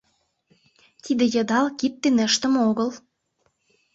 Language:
Mari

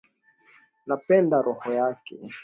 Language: Swahili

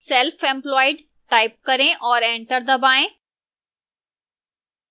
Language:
Hindi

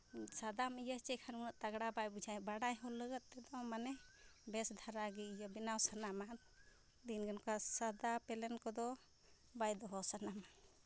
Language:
Santali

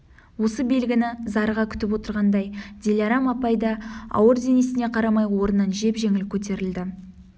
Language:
Kazakh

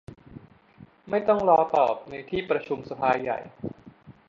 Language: Thai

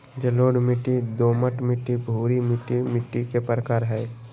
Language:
Magahi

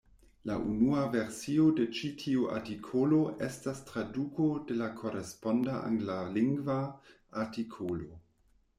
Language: Esperanto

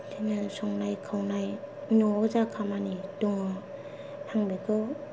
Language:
Bodo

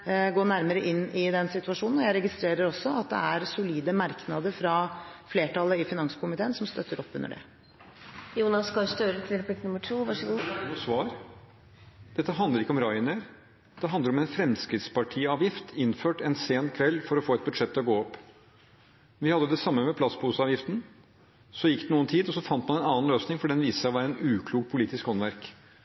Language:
Norwegian Bokmål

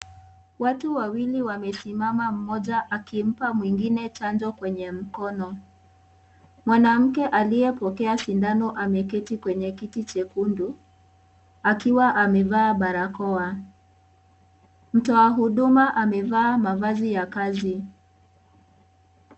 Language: Swahili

